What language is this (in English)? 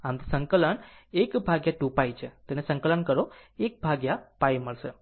Gujarati